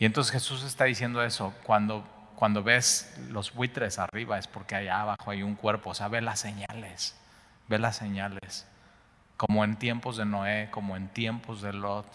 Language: Spanish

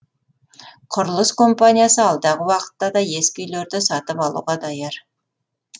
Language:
Kazakh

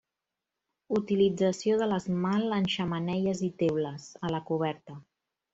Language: Catalan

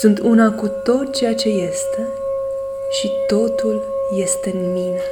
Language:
Romanian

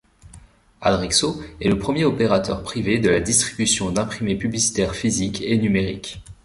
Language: French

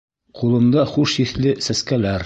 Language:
Bashkir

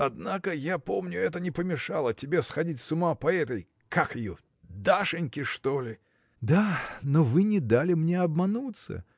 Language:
Russian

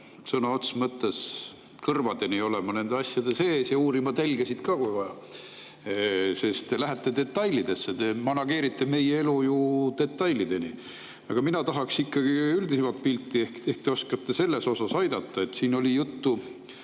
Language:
Estonian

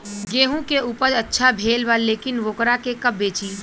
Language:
Bhojpuri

